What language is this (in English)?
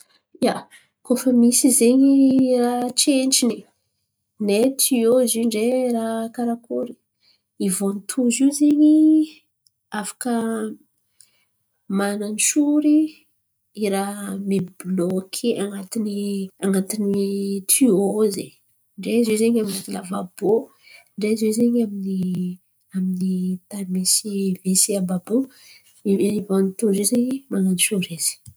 Antankarana Malagasy